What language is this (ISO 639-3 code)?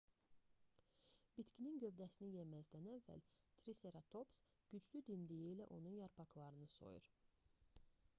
aze